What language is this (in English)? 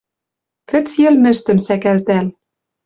Western Mari